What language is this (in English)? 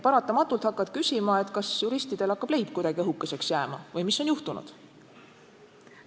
Estonian